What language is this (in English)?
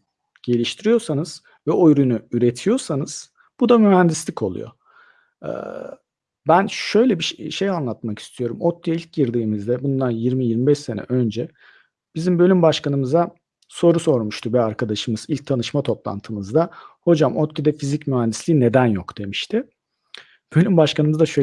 Turkish